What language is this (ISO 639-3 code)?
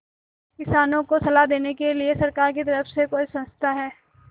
hin